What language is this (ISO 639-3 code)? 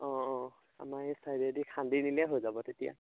asm